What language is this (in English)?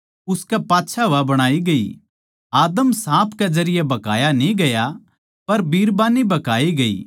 Haryanvi